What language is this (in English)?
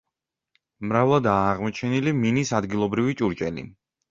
Georgian